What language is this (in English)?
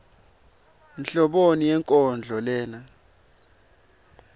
Swati